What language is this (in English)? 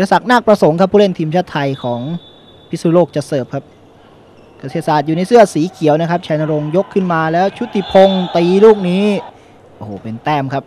Thai